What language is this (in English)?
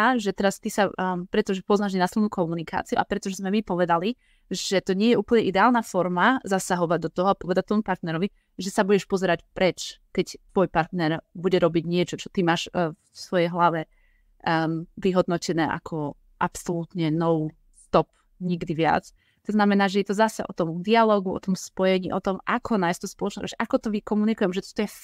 Slovak